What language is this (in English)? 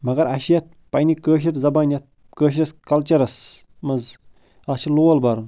Kashmiri